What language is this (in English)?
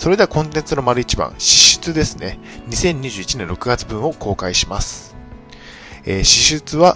Japanese